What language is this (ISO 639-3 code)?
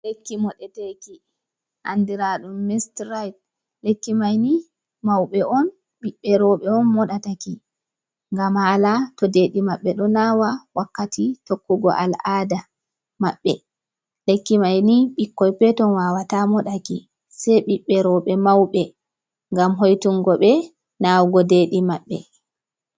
ful